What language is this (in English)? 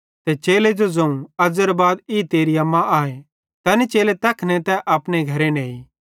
Bhadrawahi